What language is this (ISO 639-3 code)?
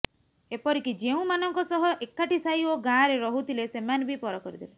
ori